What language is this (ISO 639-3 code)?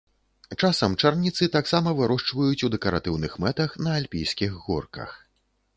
bel